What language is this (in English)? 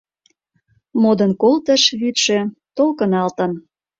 Mari